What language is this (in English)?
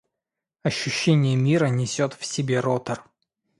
Russian